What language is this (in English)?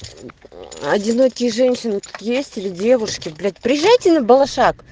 Russian